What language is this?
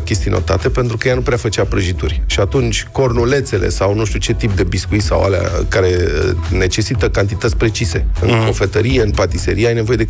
Romanian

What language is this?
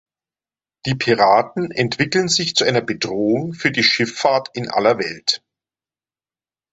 German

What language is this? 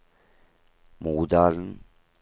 Norwegian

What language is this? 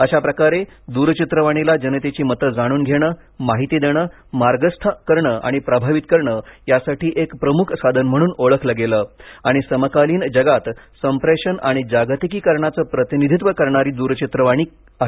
Marathi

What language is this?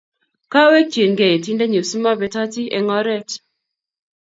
Kalenjin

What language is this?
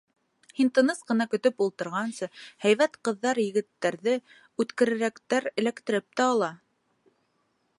Bashkir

